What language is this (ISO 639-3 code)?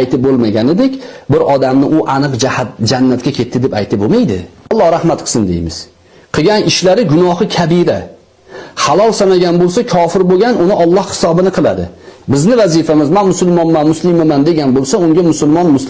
tur